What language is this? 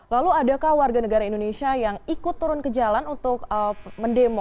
Indonesian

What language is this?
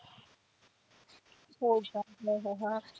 Marathi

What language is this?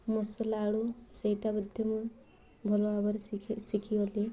Odia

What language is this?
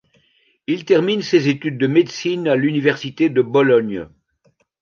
French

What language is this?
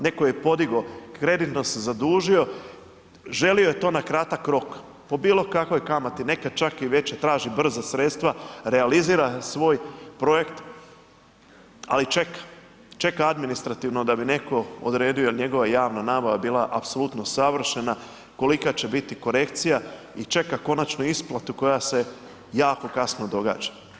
Croatian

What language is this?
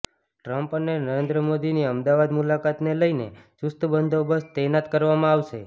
Gujarati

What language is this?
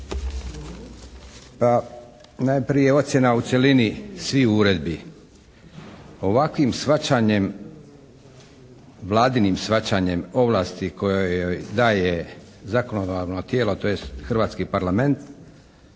Croatian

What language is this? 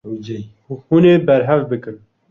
Kurdish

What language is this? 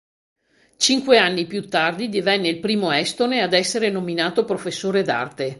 Italian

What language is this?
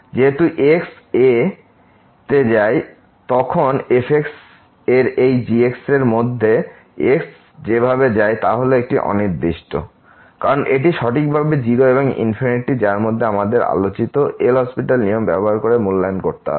Bangla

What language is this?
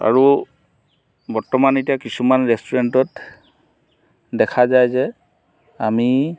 Assamese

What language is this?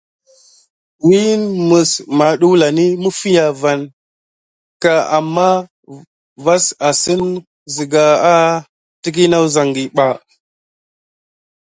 Gidar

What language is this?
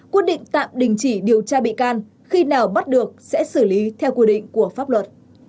Vietnamese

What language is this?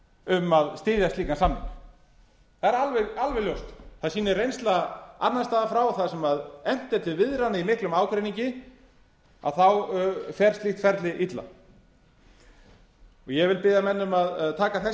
Icelandic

